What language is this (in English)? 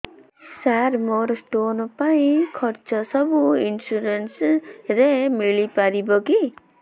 Odia